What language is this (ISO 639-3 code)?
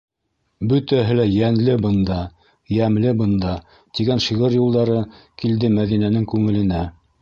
bak